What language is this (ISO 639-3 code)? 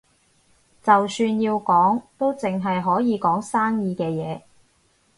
yue